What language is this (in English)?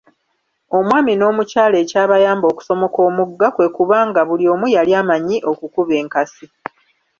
Ganda